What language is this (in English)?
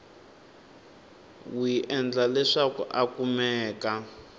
Tsonga